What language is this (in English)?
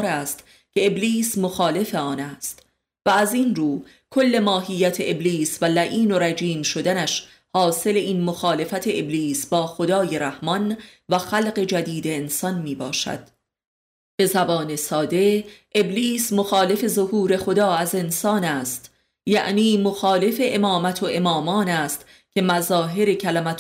Persian